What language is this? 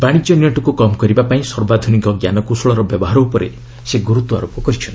Odia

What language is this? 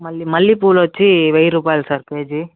Telugu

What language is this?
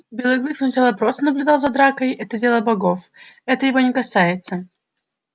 Russian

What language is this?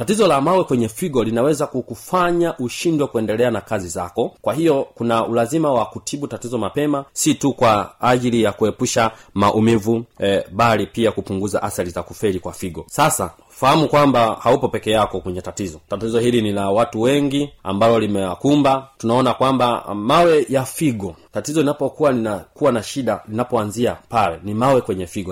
Swahili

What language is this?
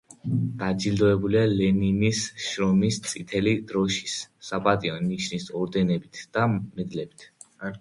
Georgian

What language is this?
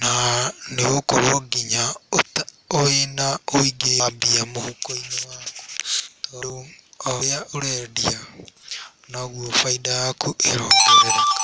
Kikuyu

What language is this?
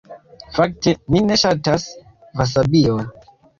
Esperanto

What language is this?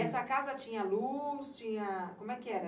Portuguese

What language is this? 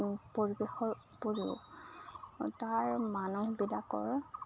Assamese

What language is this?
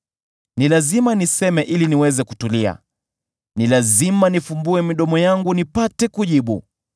Swahili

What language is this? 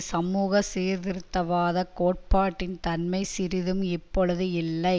Tamil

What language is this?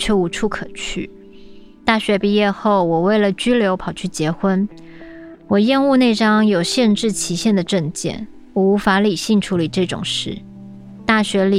Chinese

